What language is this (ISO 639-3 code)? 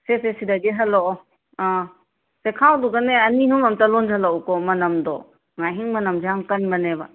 mni